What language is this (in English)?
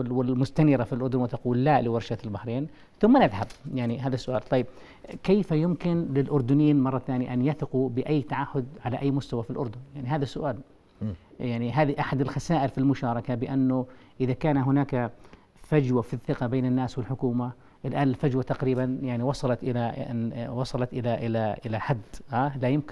Arabic